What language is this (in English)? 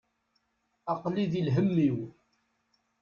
Kabyle